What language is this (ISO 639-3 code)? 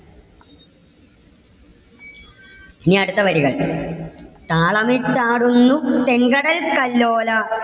mal